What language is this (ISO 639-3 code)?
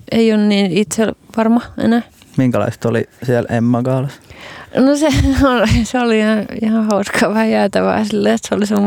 fin